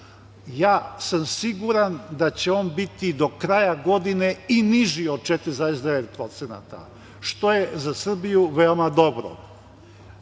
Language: Serbian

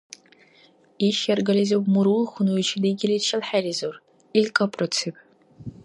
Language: Dargwa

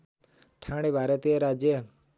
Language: Nepali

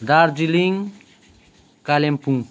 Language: Nepali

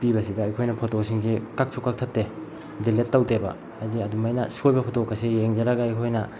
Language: Manipuri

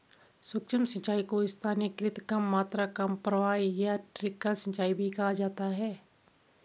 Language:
Hindi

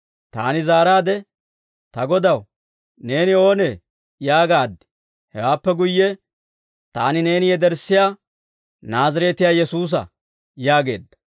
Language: Dawro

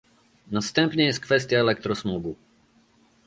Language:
Polish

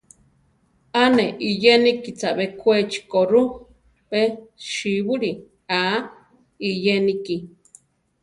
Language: Central Tarahumara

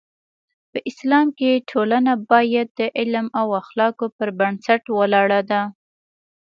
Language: Pashto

